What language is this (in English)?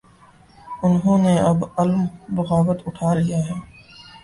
Urdu